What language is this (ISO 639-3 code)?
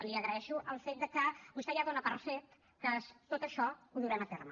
cat